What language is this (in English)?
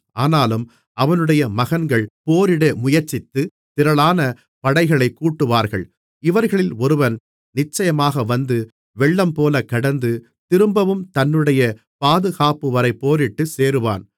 Tamil